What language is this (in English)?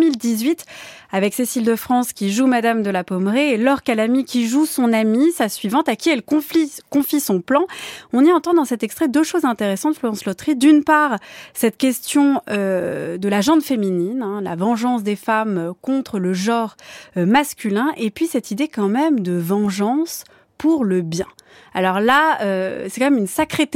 French